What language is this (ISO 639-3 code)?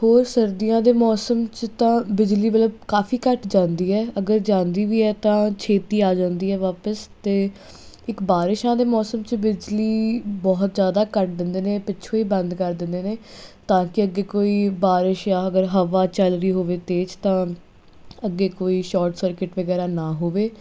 pan